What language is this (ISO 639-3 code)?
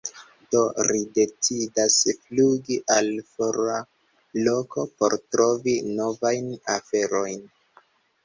epo